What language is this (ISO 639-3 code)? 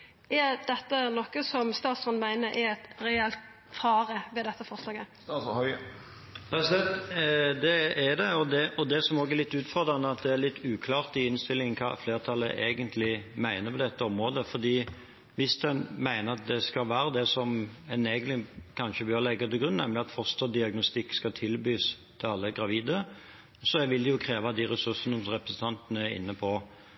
nor